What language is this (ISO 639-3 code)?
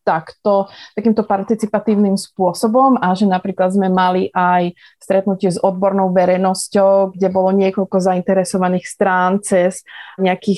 slk